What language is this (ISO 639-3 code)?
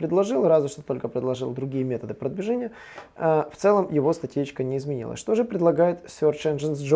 rus